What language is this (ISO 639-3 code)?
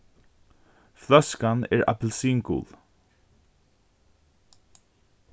fao